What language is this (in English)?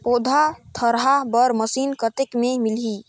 Chhattisgarhi